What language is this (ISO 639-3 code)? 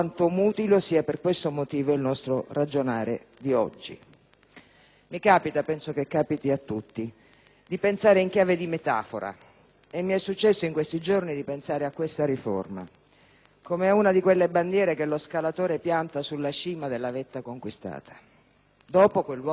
ita